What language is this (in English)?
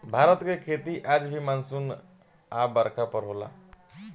Bhojpuri